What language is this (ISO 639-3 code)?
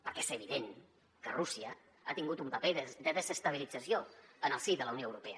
cat